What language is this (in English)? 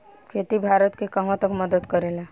Bhojpuri